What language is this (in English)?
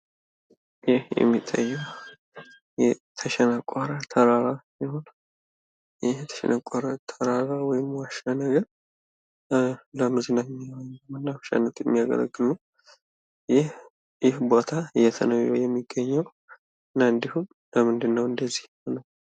Amharic